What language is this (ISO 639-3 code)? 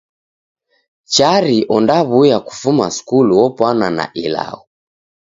dav